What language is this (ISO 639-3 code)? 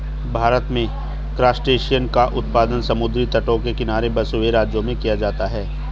hin